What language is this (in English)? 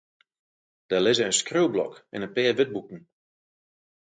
Western Frisian